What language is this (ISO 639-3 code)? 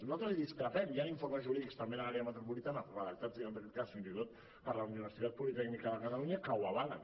cat